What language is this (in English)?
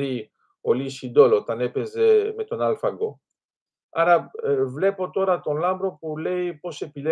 Greek